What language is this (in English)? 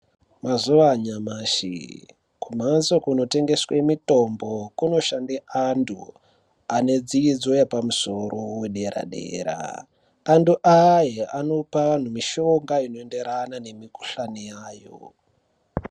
Ndau